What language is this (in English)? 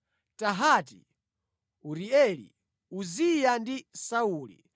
Nyanja